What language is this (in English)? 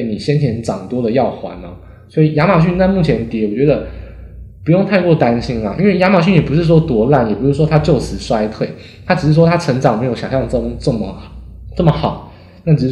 Chinese